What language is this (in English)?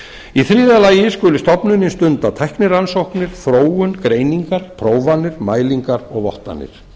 Icelandic